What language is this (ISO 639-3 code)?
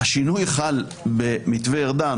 heb